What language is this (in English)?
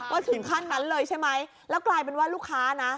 Thai